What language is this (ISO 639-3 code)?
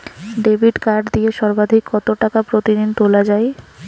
ben